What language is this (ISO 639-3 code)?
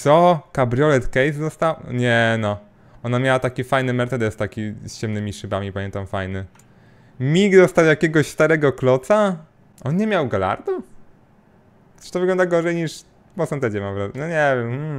pol